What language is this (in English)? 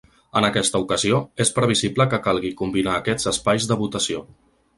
Catalan